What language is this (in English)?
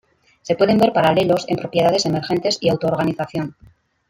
Spanish